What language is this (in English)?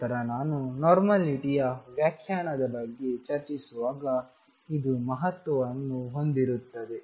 Kannada